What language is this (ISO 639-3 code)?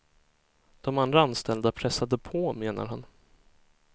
swe